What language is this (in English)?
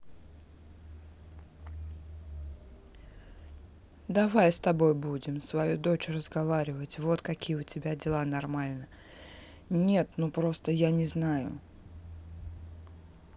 Russian